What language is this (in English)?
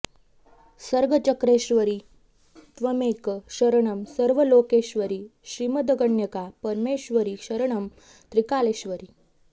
Sanskrit